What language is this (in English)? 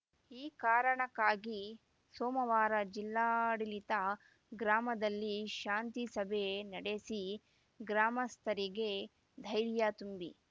Kannada